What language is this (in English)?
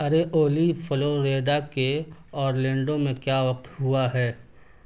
Urdu